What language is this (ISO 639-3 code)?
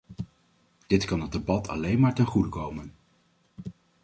nld